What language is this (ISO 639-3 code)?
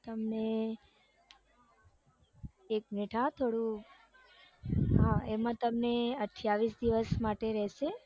guj